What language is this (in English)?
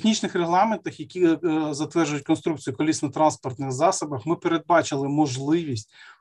Ukrainian